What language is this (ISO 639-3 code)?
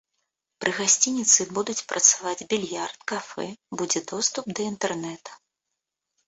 bel